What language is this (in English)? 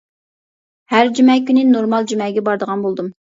Uyghur